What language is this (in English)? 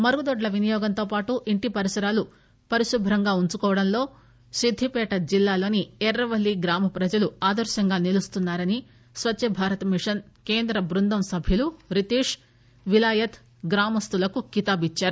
Telugu